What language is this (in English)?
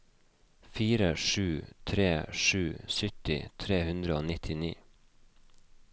Norwegian